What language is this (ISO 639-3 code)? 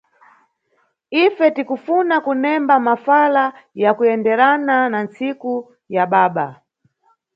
nyu